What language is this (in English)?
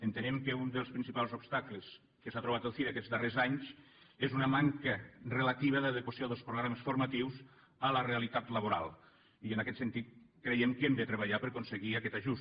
Catalan